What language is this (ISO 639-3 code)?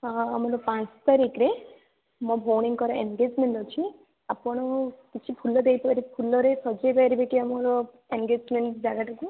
ori